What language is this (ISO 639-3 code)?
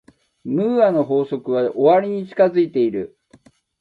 jpn